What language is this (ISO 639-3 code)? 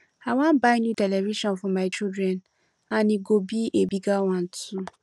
pcm